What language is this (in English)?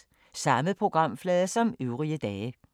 Danish